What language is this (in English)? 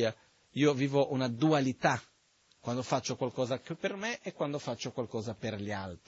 Italian